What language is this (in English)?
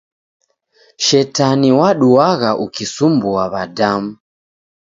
Taita